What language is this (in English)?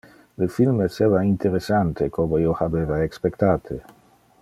Interlingua